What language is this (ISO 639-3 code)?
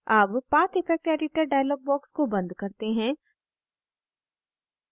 hin